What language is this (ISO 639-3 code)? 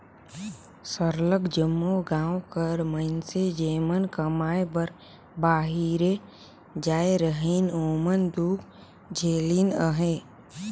hne